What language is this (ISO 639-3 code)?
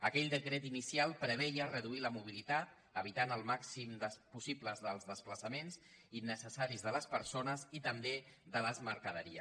cat